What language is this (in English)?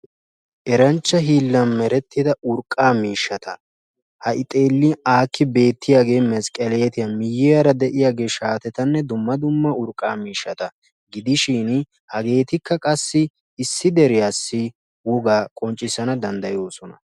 Wolaytta